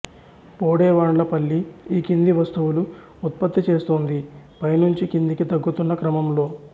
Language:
Telugu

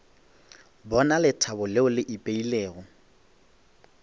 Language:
Northern Sotho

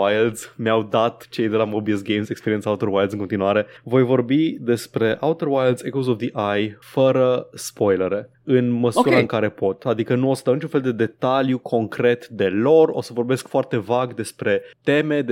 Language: Romanian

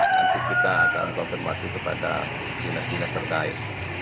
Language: Indonesian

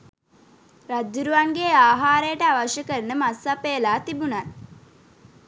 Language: Sinhala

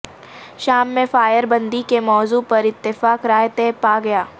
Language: Urdu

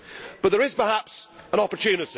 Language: English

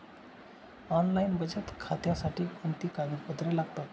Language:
Marathi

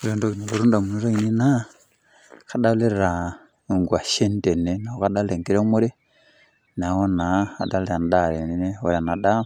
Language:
Masai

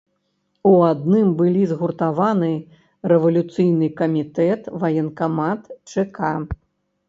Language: Belarusian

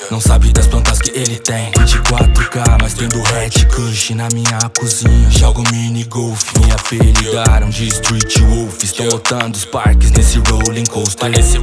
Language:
Portuguese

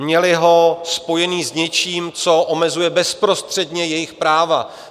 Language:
Czech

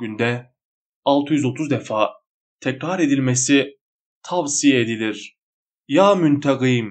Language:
Turkish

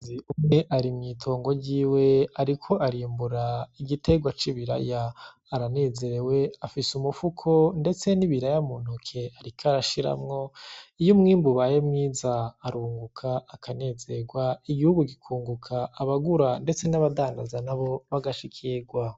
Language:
Rundi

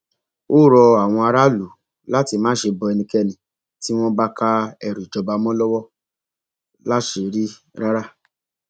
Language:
Yoruba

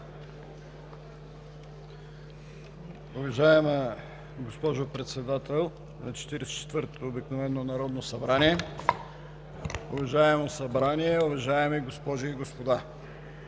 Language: Bulgarian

